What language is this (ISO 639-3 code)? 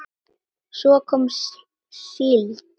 isl